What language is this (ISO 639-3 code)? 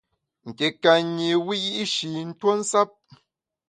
bax